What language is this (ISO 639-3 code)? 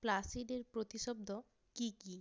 ben